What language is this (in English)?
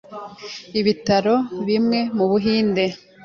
Kinyarwanda